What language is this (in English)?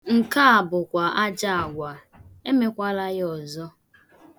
Igbo